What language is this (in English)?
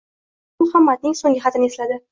Uzbek